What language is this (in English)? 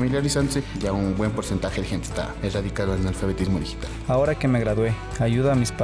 Spanish